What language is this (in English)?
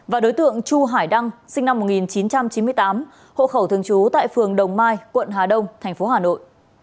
Vietnamese